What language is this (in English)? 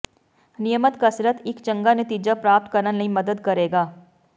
Punjabi